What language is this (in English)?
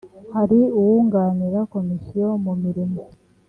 Kinyarwanda